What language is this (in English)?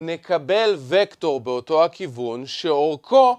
Hebrew